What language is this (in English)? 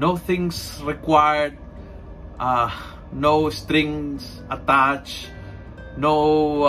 Filipino